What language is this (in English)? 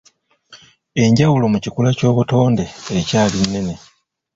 Ganda